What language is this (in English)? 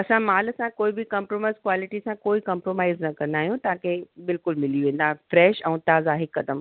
Sindhi